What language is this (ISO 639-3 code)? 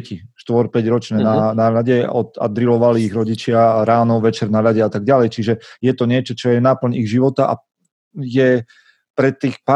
slk